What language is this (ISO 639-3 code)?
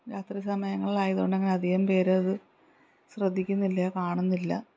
mal